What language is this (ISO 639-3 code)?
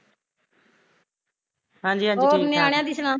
pan